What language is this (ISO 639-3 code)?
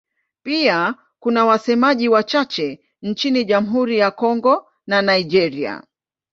swa